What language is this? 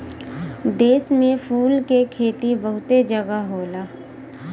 Bhojpuri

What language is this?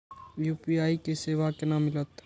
Maithili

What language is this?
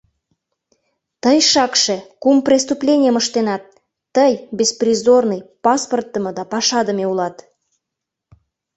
Mari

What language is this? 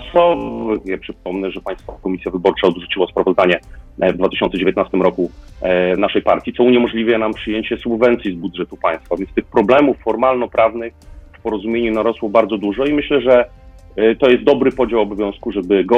Polish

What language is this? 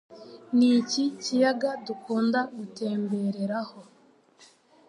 Kinyarwanda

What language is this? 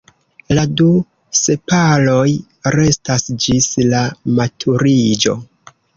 Esperanto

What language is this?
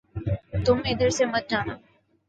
Urdu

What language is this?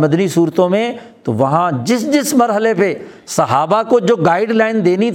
Urdu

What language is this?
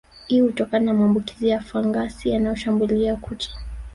Swahili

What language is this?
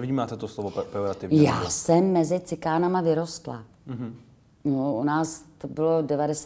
Czech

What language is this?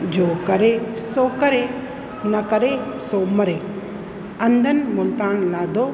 Sindhi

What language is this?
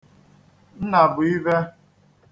Igbo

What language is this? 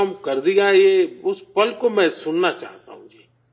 Urdu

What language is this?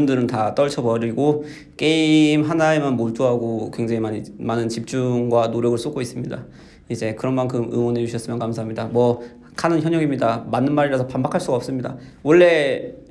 Korean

